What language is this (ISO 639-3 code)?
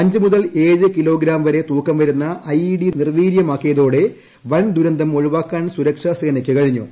mal